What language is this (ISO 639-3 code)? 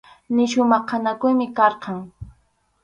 qxu